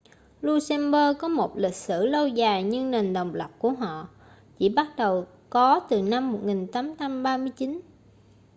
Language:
Vietnamese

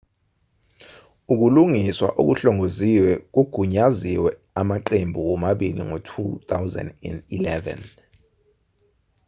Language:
Zulu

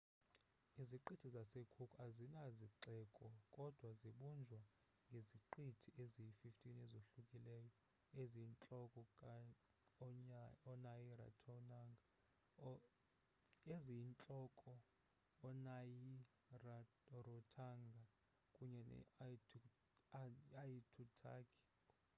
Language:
Xhosa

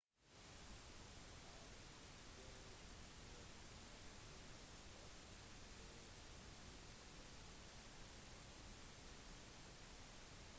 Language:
Norwegian Bokmål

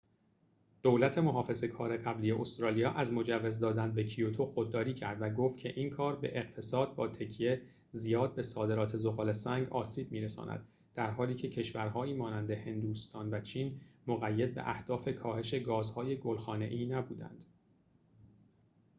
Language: Persian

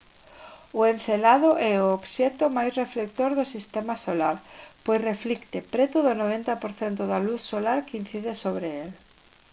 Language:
Galician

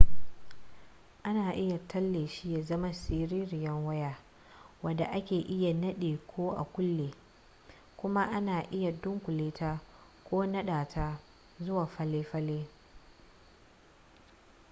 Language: Hausa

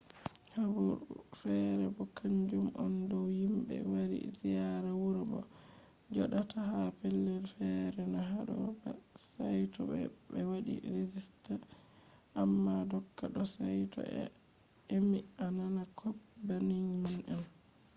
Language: Fula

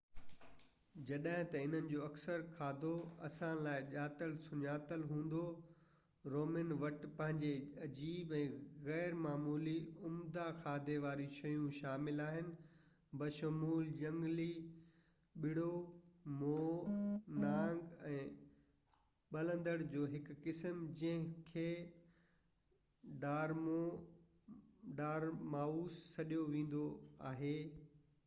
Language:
Sindhi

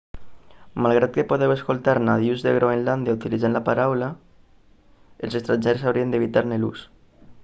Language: Catalan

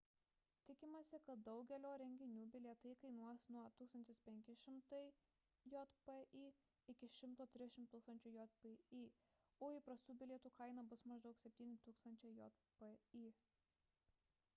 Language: Lithuanian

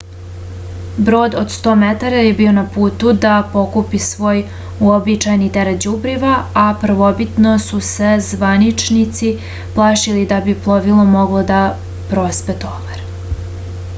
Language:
Serbian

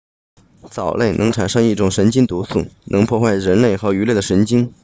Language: Chinese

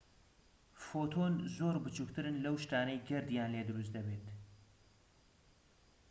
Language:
Central Kurdish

